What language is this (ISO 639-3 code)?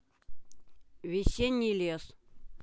rus